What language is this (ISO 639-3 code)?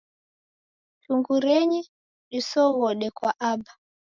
dav